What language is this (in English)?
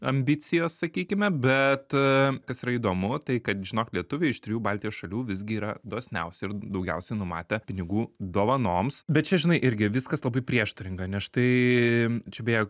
Lithuanian